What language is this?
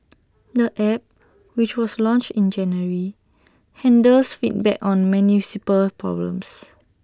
English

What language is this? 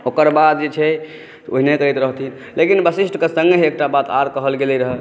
Maithili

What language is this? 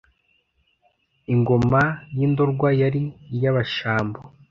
Kinyarwanda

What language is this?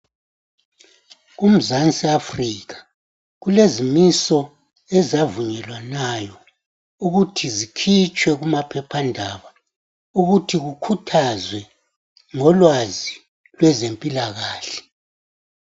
North Ndebele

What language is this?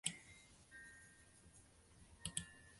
Chinese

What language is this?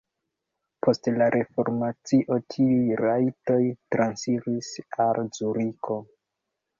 Esperanto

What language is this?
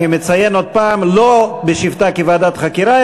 Hebrew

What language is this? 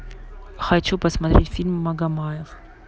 Russian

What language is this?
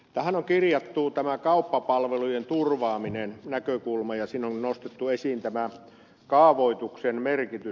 Finnish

